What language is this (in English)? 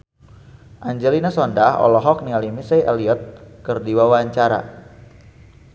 Sundanese